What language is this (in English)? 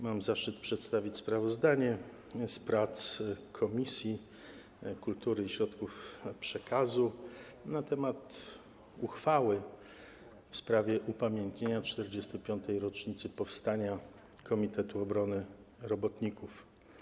Polish